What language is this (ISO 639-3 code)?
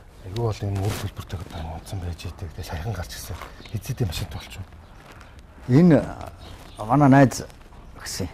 ron